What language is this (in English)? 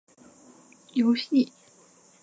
Chinese